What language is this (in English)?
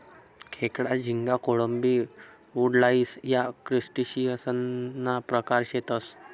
Marathi